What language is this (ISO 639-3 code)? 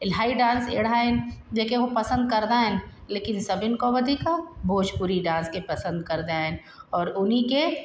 snd